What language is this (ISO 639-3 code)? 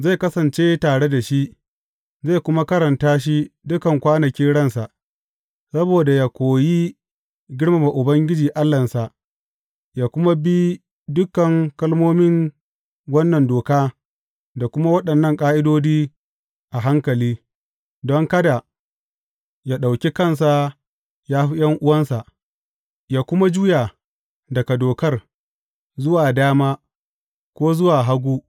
hau